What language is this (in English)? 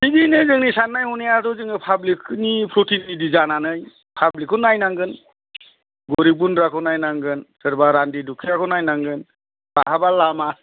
Bodo